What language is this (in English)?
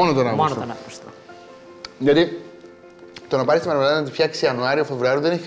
Greek